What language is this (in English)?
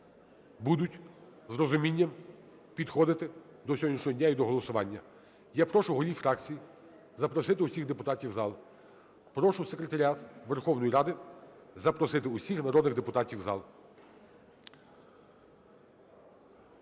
Ukrainian